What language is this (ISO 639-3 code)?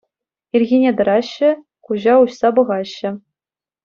chv